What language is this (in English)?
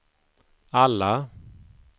Swedish